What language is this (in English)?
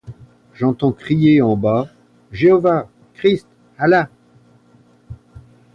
French